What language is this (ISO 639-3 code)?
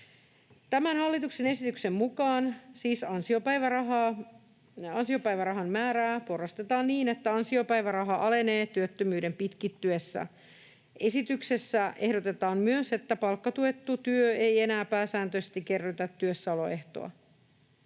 fin